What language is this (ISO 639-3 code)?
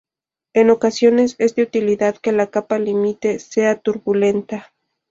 spa